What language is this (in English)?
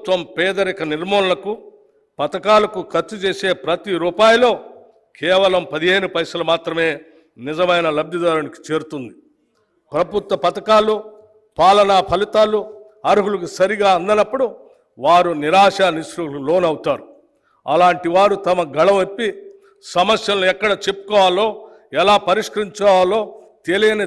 Telugu